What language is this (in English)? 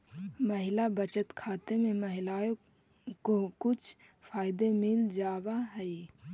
Magahi